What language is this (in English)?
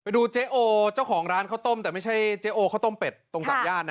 Thai